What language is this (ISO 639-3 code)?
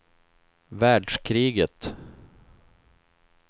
swe